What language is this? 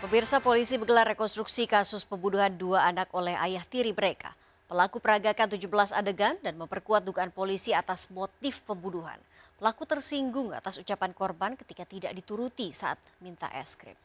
Indonesian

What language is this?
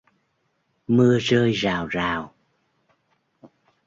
Vietnamese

